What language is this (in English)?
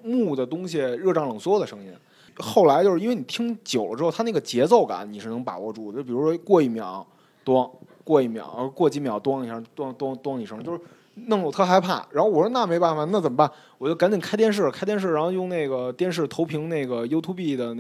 Chinese